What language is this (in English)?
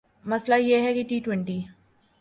Urdu